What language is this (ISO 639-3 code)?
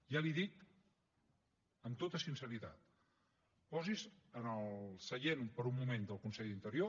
cat